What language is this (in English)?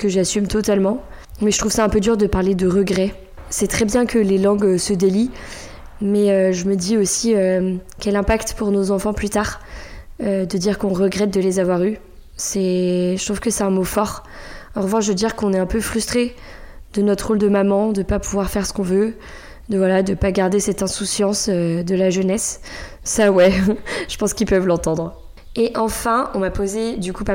French